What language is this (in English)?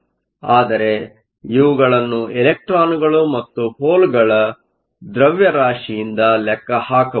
Kannada